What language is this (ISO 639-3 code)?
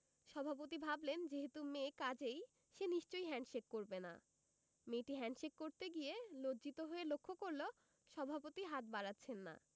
ben